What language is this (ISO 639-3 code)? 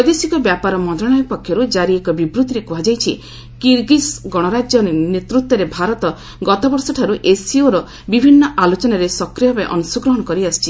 ori